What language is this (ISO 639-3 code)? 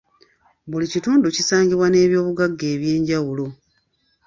lug